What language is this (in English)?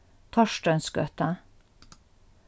Faroese